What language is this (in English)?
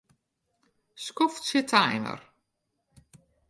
Western Frisian